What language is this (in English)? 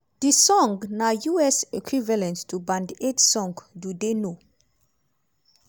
Nigerian Pidgin